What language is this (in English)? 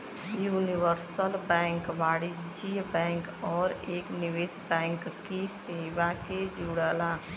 Bhojpuri